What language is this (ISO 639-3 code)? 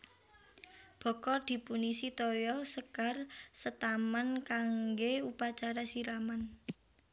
jav